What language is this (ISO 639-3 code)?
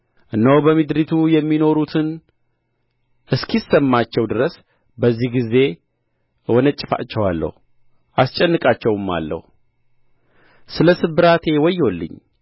amh